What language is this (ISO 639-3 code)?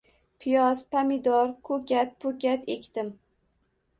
uzb